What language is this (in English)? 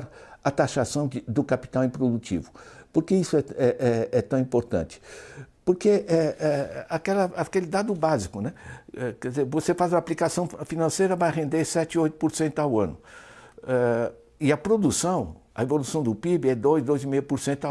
Portuguese